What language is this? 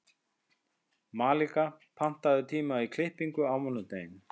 Icelandic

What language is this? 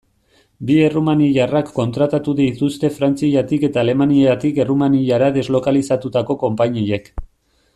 Basque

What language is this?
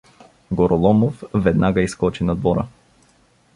Bulgarian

